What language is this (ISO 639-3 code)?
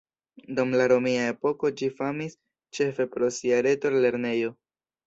epo